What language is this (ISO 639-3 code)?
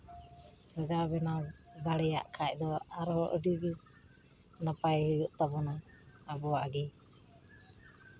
sat